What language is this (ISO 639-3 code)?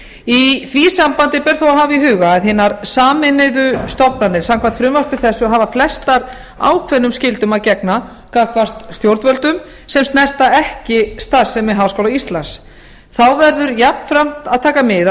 isl